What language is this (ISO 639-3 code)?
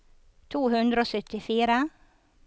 nor